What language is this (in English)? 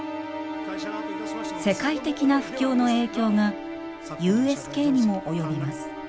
Japanese